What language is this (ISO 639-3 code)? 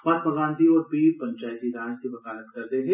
doi